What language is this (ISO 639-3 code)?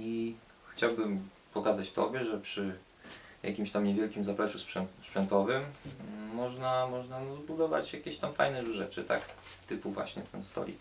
pol